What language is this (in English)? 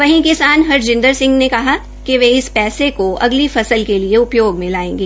Hindi